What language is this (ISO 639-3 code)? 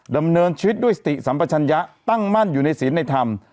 tha